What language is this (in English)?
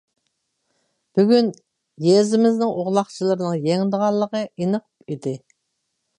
Uyghur